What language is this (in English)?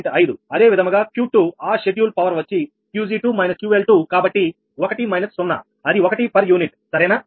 Telugu